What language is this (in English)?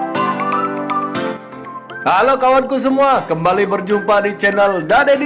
Indonesian